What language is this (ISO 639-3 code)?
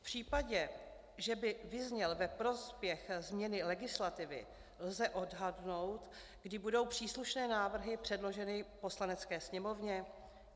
ces